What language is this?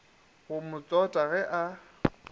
Northern Sotho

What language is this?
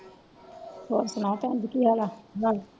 Punjabi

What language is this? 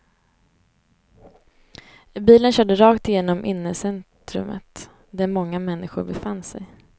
Swedish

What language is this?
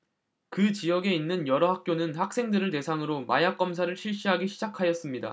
Korean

